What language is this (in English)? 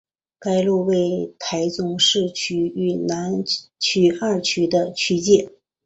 Chinese